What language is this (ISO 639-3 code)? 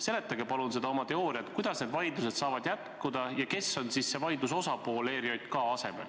est